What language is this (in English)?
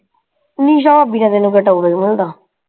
Punjabi